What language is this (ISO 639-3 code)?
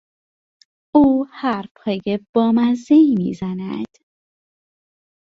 fas